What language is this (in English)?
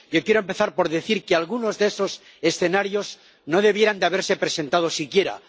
Spanish